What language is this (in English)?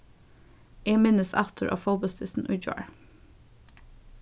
Faroese